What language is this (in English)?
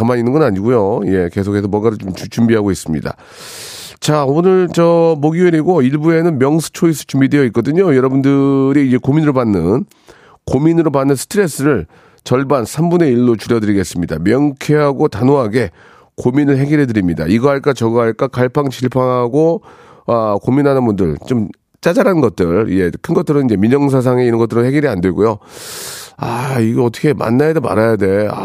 Korean